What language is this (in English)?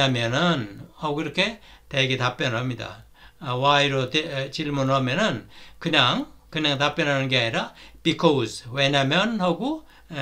Korean